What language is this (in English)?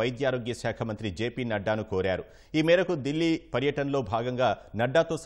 Telugu